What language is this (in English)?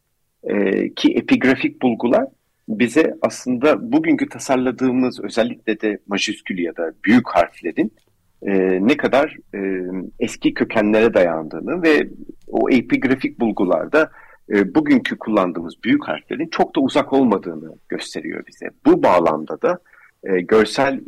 Turkish